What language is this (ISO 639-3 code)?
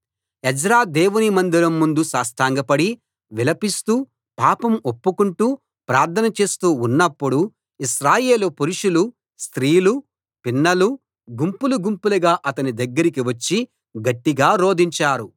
tel